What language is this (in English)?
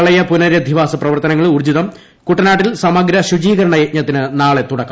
Malayalam